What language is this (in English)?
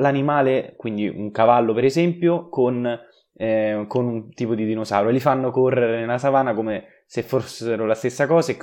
Italian